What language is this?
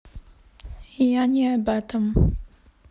Russian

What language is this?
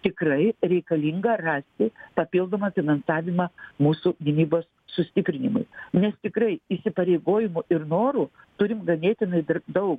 Lithuanian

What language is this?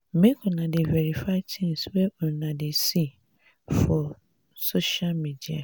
Nigerian Pidgin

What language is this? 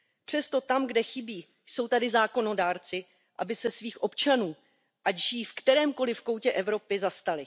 Czech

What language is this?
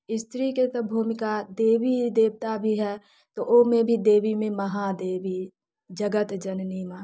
Maithili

